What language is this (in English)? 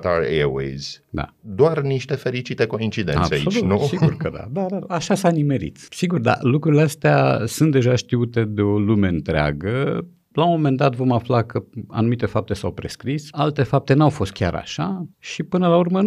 Romanian